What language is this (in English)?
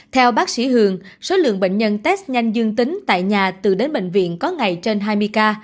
Vietnamese